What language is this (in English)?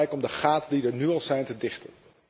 Dutch